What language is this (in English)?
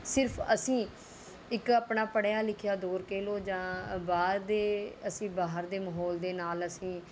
Punjabi